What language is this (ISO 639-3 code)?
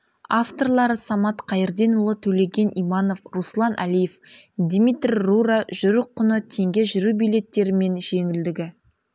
kaz